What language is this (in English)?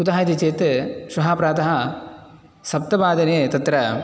Sanskrit